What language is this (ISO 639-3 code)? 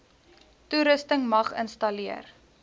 afr